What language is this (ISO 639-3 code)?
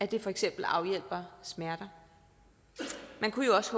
dan